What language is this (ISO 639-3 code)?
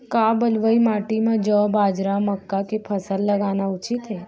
hne